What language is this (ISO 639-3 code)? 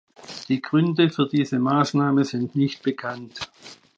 deu